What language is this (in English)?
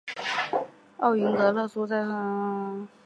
Chinese